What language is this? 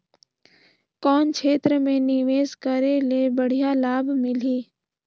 Chhattisgarhi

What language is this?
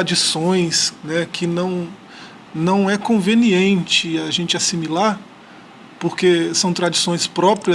Portuguese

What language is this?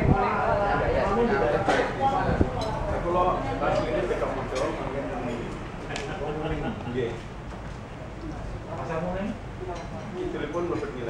Thai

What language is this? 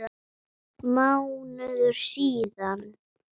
Icelandic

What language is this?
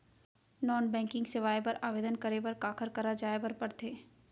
Chhattisgarhi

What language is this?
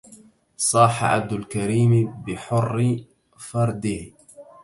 Arabic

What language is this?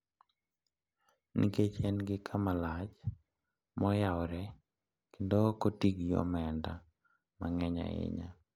Luo (Kenya and Tanzania)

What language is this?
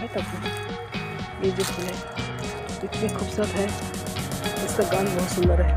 Hindi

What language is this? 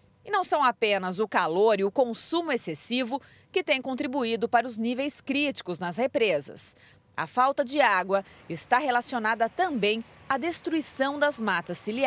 Portuguese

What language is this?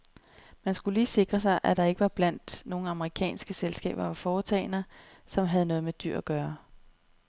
Danish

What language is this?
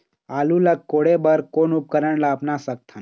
Chhattisgarhi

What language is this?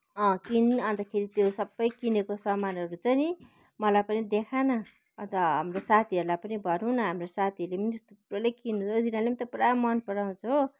Nepali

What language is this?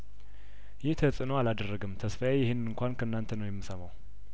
Amharic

